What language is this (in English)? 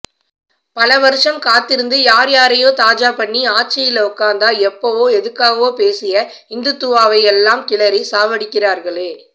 Tamil